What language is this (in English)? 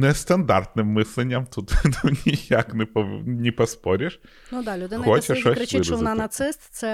Ukrainian